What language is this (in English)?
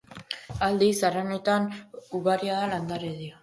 Basque